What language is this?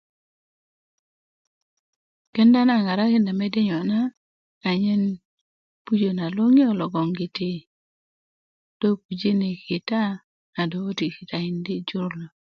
Kuku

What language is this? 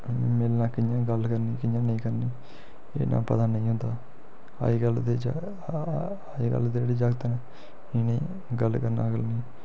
Dogri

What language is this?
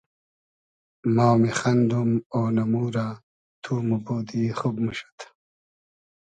Hazaragi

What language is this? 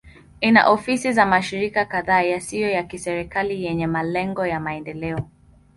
Swahili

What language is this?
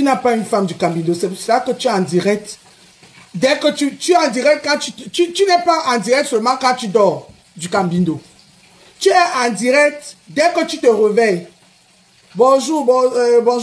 French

